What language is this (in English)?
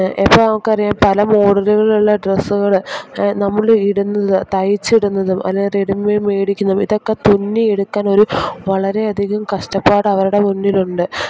Malayalam